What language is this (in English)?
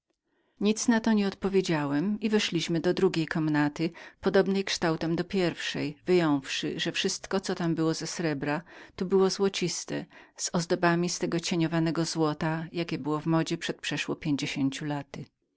Polish